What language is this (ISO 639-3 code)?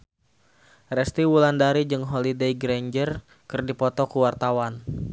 sun